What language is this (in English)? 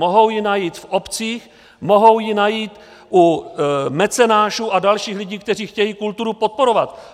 Czech